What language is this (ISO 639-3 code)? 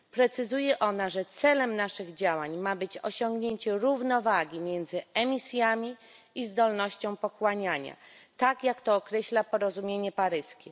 pol